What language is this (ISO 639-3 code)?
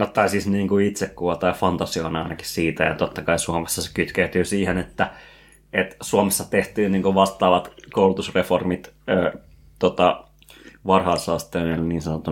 fin